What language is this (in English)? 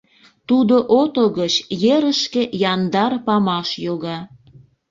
Mari